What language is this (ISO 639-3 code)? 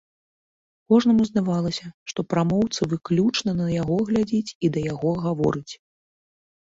bel